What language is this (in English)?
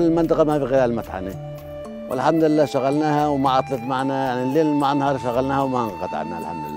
Arabic